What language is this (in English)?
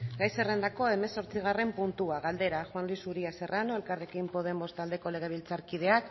Basque